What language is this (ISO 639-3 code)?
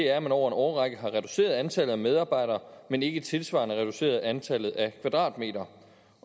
dan